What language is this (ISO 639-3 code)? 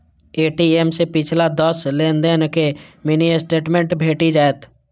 mai